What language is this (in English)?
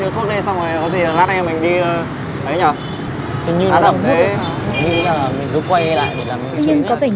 Vietnamese